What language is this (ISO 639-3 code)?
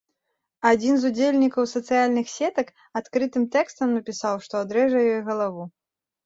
bel